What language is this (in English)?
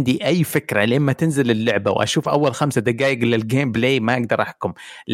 Arabic